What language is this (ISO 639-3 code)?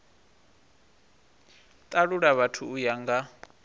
ven